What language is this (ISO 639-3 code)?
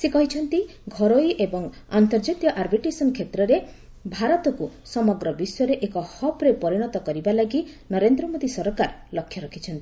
ori